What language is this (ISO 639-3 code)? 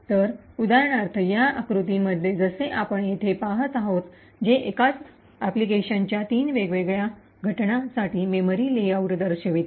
mar